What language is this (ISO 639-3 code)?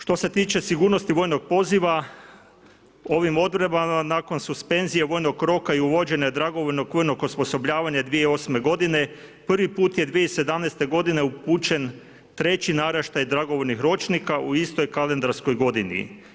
hrv